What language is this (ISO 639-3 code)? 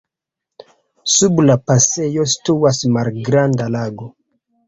epo